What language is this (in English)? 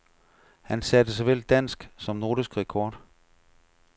Danish